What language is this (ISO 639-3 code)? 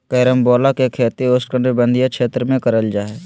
mag